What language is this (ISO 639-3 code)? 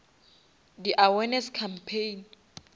nso